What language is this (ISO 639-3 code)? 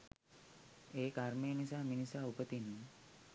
sin